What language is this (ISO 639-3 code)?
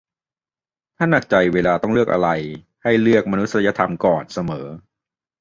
tha